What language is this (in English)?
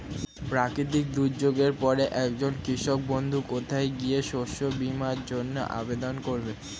Bangla